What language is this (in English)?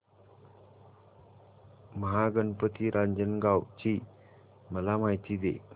Marathi